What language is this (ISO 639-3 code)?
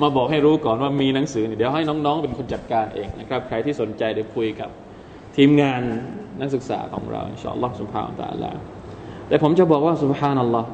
tha